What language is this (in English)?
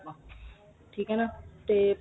Punjabi